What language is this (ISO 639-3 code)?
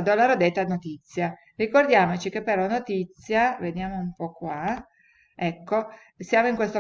ita